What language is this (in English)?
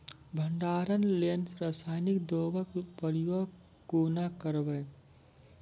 Maithili